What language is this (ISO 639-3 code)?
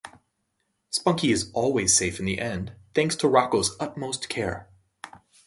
eng